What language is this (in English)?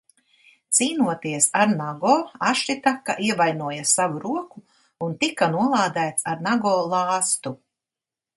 Latvian